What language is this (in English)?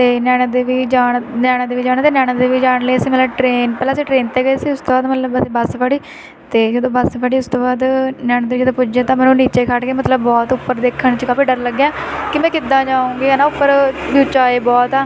Punjabi